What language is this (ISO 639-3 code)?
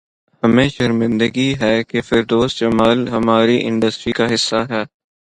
urd